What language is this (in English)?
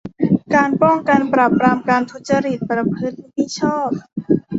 Thai